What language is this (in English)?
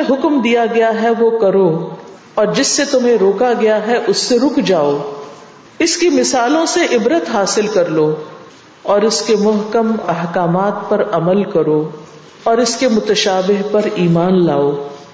Urdu